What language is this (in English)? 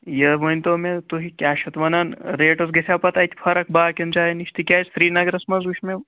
Kashmiri